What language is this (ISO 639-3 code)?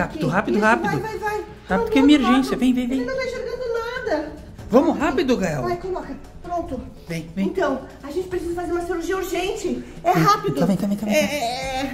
por